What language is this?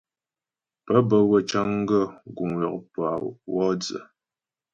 Ghomala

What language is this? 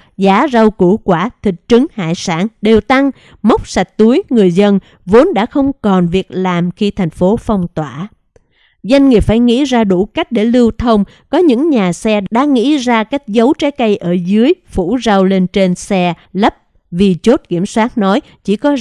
Vietnamese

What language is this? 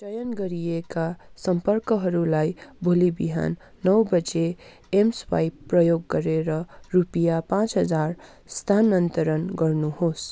Nepali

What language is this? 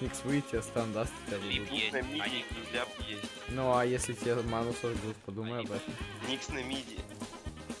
Russian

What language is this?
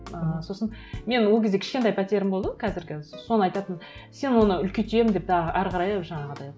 Kazakh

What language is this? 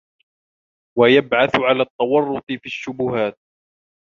Arabic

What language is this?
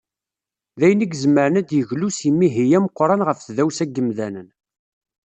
Kabyle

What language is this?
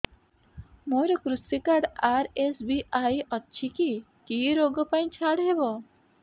Odia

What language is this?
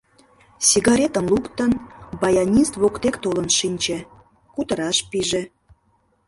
Mari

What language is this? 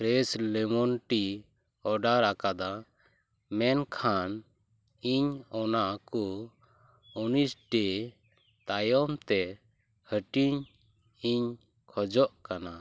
Santali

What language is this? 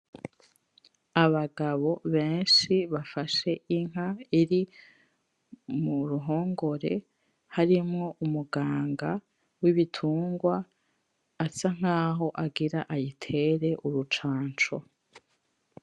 Rundi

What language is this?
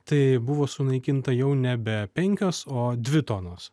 Lithuanian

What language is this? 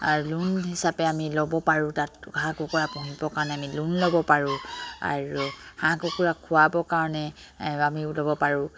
Assamese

